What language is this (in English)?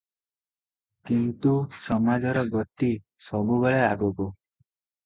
Odia